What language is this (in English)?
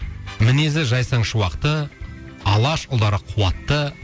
Kazakh